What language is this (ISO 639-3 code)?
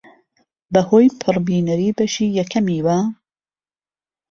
ckb